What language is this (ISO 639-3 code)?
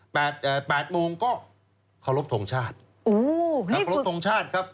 tha